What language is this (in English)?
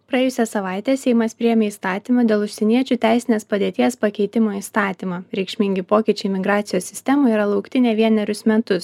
Lithuanian